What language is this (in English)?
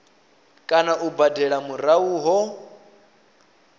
Venda